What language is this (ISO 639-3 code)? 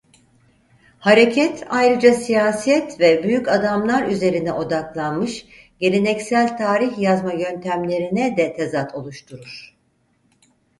tur